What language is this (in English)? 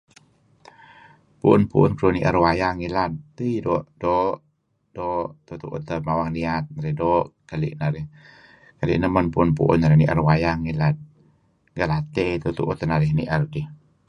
Kelabit